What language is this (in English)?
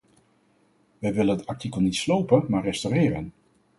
Dutch